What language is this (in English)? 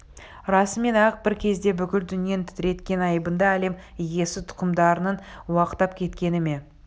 Kazakh